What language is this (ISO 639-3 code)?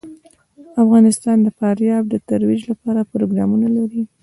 pus